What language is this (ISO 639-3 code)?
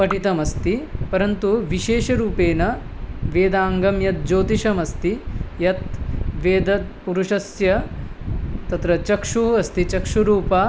san